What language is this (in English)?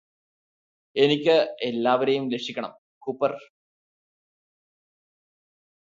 Malayalam